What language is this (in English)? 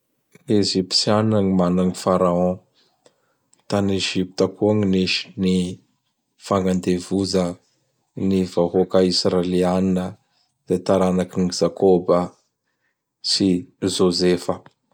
Bara Malagasy